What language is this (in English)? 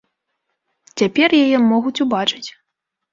Belarusian